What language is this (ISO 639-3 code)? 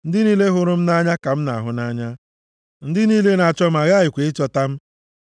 ibo